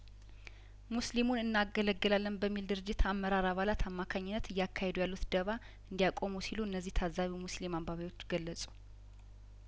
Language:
Amharic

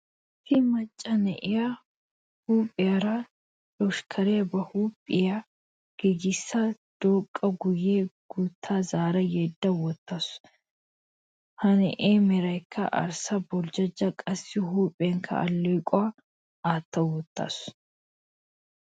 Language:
Wolaytta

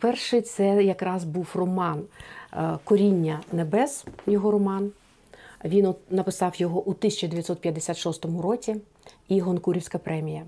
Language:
Ukrainian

